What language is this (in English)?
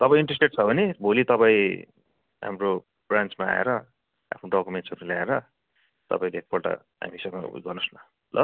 Nepali